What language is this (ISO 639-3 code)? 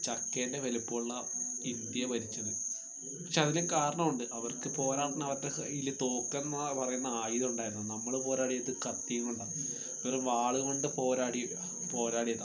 mal